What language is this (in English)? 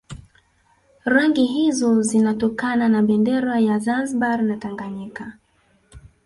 Swahili